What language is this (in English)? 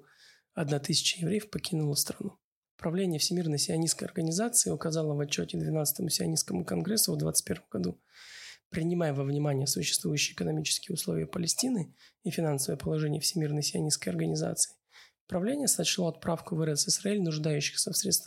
Russian